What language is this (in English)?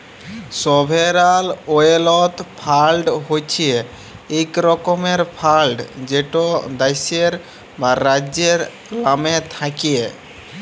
Bangla